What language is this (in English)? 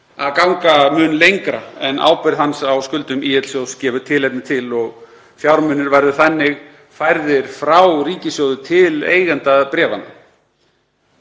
Icelandic